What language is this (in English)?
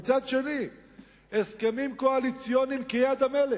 Hebrew